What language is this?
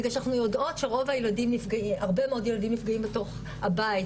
Hebrew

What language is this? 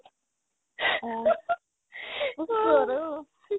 Assamese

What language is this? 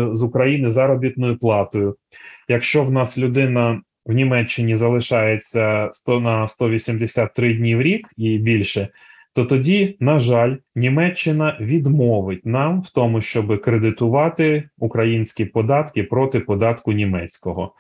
Ukrainian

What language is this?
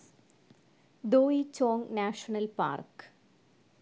Malayalam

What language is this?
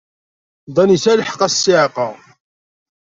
Kabyle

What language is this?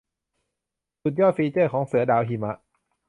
Thai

